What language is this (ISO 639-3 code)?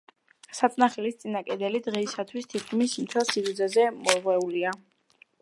kat